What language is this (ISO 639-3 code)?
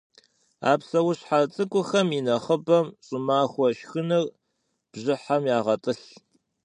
kbd